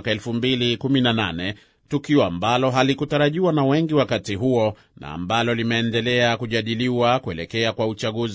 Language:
Swahili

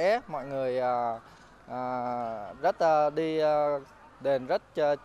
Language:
Vietnamese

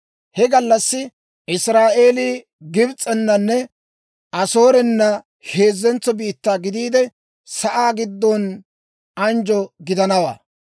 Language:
Dawro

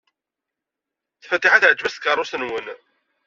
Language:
Kabyle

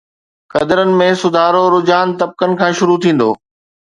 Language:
Sindhi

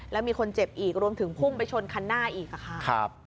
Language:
Thai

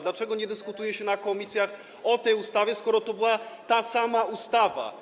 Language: Polish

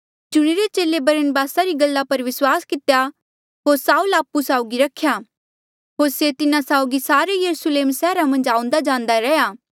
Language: Mandeali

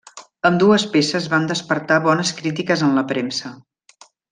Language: Catalan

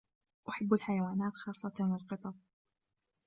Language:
Arabic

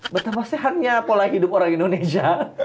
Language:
Indonesian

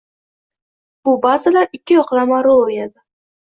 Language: Uzbek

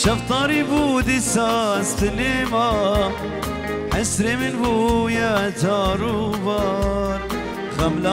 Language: Arabic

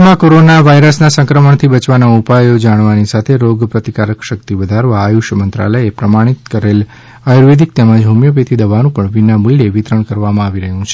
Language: Gujarati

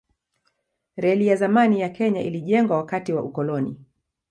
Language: Swahili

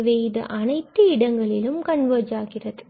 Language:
Tamil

